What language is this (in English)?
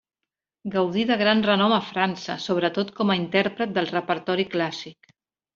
Catalan